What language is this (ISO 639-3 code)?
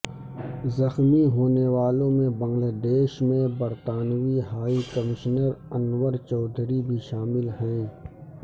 urd